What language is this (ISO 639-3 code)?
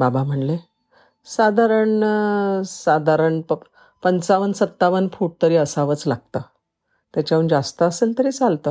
mar